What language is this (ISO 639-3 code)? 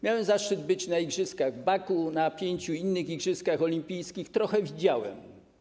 pol